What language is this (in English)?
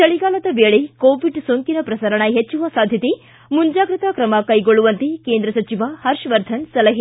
Kannada